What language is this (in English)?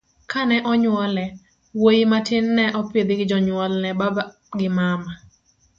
Luo (Kenya and Tanzania)